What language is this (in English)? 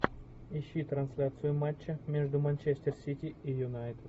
Russian